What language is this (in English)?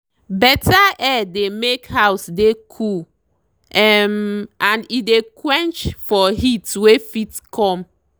Nigerian Pidgin